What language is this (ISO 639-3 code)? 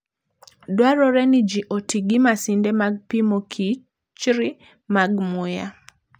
luo